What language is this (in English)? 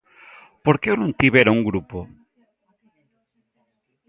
Galician